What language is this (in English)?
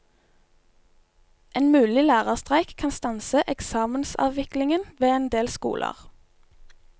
Norwegian